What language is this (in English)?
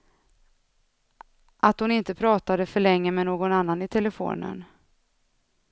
Swedish